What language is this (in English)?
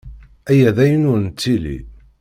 Kabyle